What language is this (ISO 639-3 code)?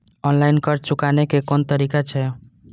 mai